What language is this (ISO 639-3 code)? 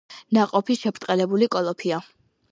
kat